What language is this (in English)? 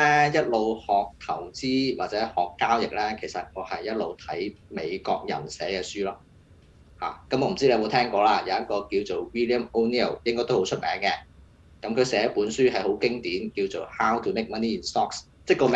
Chinese